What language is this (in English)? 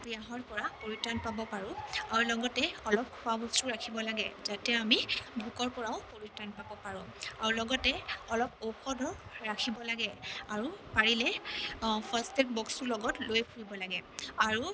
Assamese